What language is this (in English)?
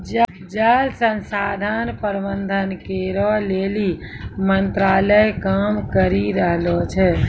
Maithili